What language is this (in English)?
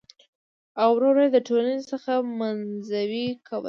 Pashto